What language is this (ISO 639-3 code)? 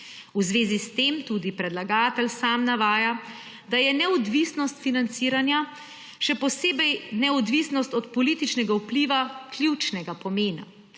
slv